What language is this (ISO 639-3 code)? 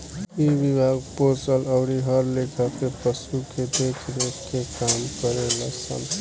bho